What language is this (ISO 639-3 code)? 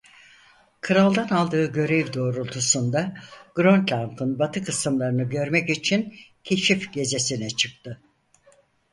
tur